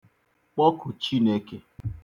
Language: Igbo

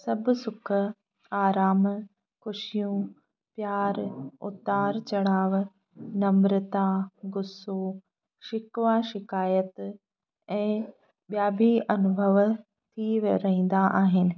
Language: Sindhi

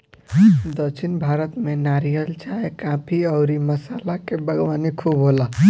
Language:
Bhojpuri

